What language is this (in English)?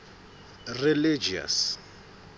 Southern Sotho